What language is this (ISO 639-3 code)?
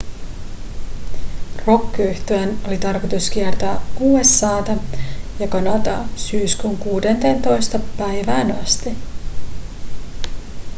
fin